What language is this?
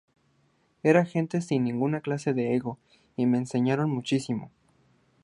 Spanish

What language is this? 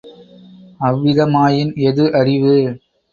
Tamil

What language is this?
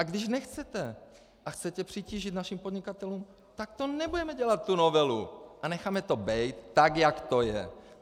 Czech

